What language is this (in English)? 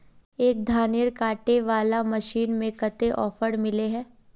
Magahi